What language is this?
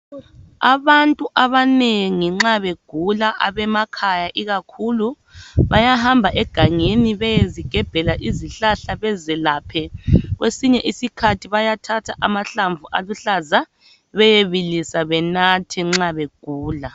North Ndebele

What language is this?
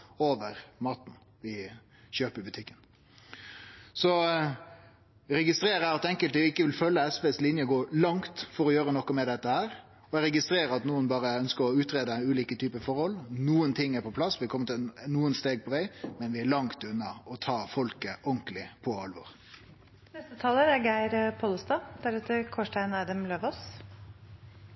Norwegian Nynorsk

